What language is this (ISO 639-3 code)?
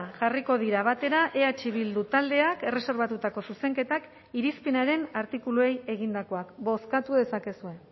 eus